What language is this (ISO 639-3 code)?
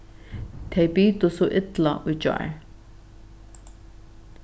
fao